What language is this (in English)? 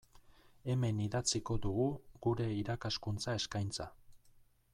Basque